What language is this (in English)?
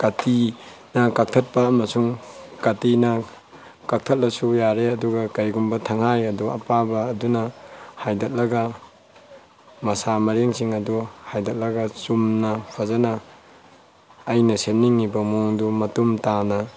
Manipuri